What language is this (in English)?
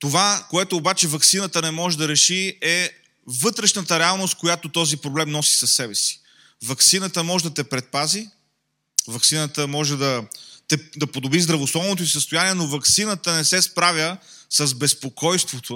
Bulgarian